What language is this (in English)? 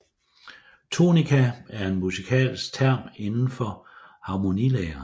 Danish